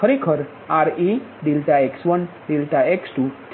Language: Gujarati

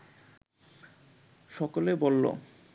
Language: Bangla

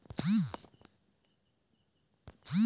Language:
Chhattisgarhi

